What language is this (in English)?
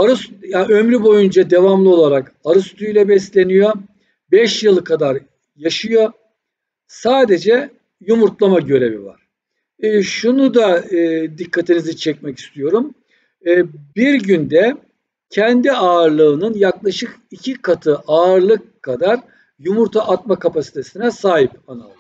Turkish